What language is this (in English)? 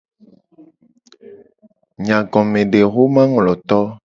Gen